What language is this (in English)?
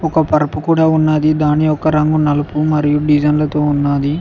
Telugu